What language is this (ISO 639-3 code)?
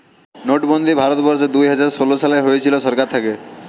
ben